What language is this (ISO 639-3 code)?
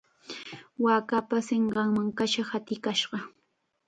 qxa